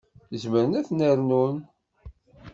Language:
Kabyle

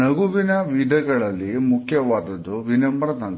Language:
Kannada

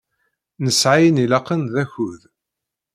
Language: Kabyle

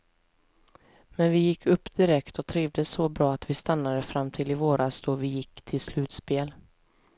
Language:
Swedish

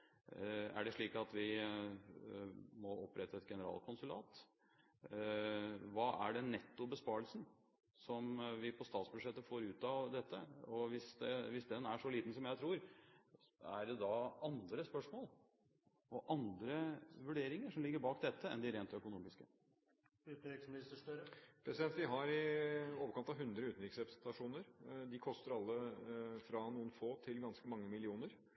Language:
Norwegian Bokmål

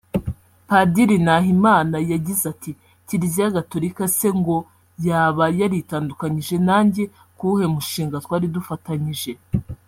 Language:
Kinyarwanda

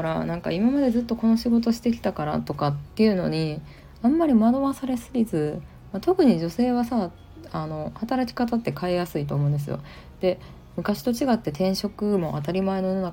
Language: Japanese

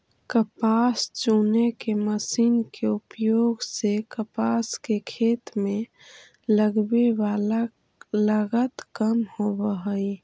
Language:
Magahi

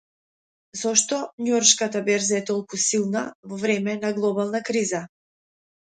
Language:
Macedonian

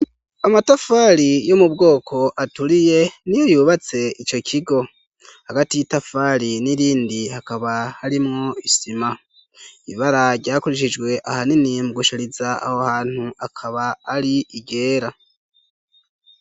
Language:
Rundi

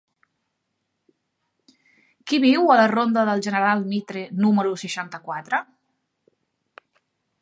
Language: Catalan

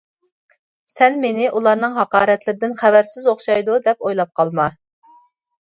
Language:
Uyghur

